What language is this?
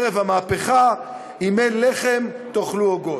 Hebrew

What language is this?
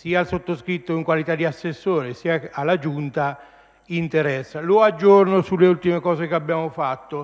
Italian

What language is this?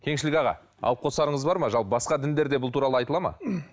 Kazakh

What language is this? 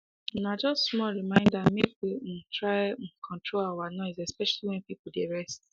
Nigerian Pidgin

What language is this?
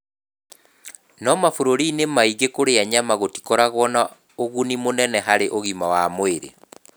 Kikuyu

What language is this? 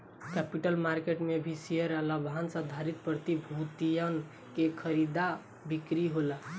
Bhojpuri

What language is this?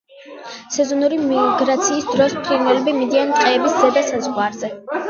Georgian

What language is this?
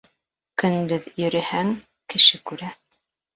Bashkir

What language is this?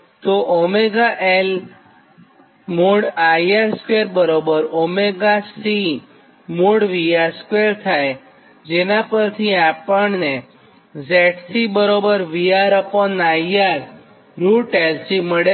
Gujarati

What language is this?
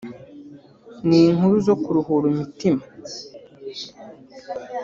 Kinyarwanda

